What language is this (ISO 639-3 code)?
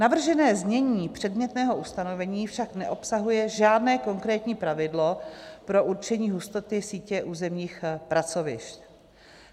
ces